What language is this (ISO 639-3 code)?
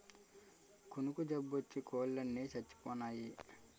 tel